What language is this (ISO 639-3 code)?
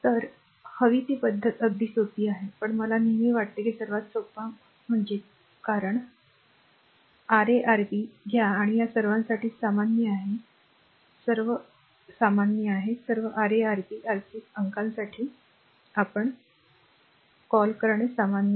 mar